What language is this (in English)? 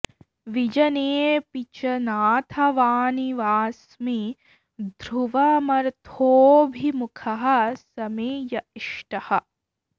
Sanskrit